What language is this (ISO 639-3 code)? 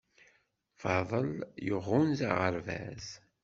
kab